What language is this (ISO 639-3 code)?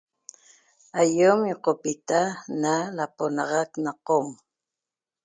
tob